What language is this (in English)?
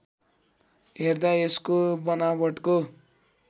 Nepali